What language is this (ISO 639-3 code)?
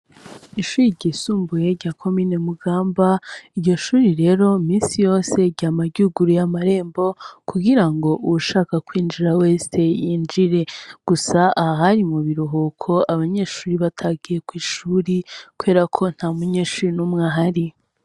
run